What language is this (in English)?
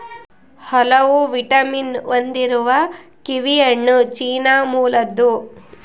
Kannada